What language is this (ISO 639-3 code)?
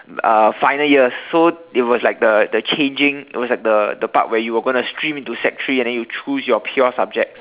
eng